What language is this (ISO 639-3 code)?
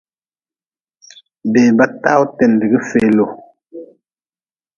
nmz